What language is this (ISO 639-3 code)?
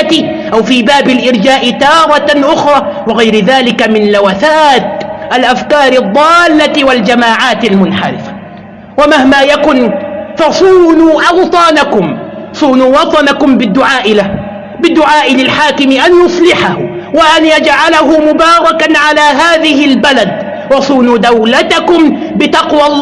ara